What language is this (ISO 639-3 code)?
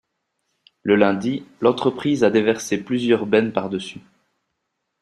fra